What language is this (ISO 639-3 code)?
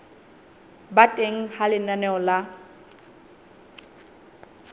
sot